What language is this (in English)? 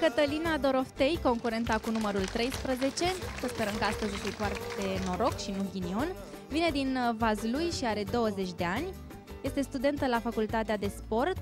Romanian